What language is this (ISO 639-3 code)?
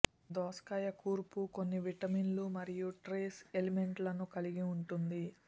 tel